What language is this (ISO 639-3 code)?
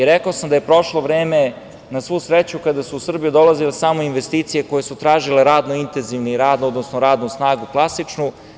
srp